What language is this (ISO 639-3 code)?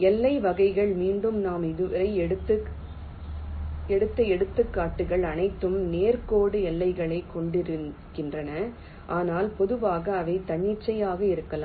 tam